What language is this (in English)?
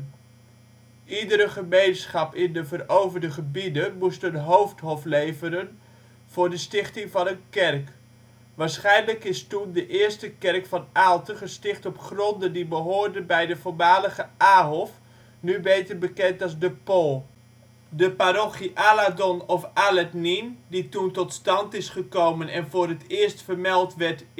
Dutch